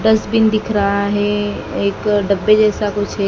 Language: Hindi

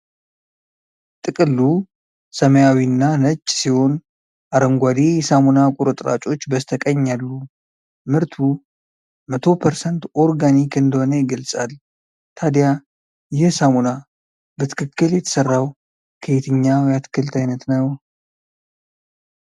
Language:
Amharic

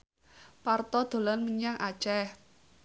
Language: Javanese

